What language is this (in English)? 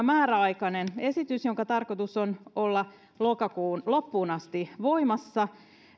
Finnish